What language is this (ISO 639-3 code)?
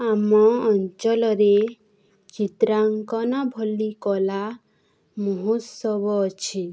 ori